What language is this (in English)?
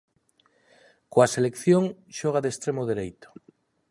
Galician